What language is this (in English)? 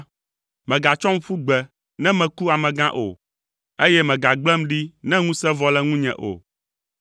Ewe